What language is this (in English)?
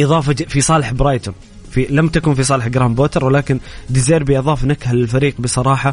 Arabic